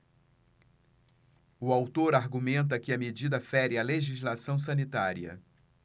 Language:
Portuguese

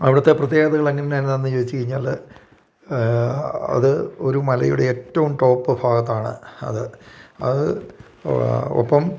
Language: Malayalam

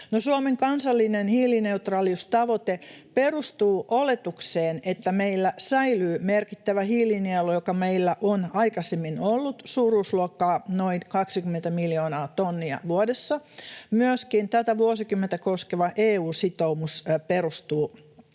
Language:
Finnish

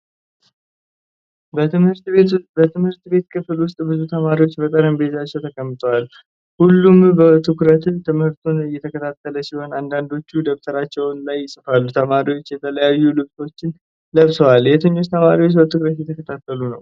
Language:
Amharic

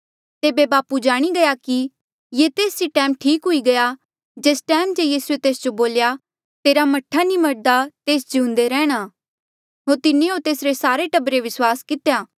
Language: Mandeali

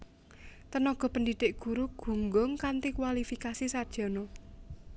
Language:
Javanese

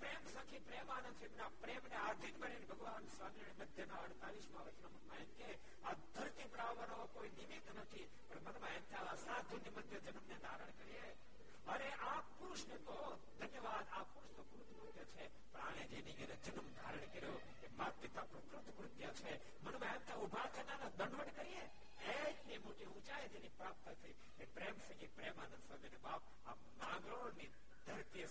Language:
Gujarati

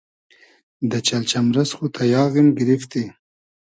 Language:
Hazaragi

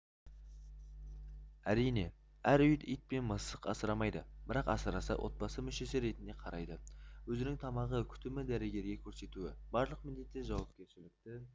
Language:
Kazakh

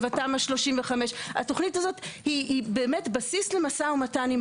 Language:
Hebrew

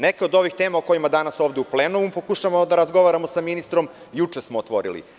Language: Serbian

